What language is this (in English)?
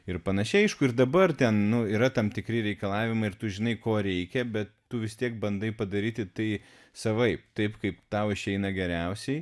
Lithuanian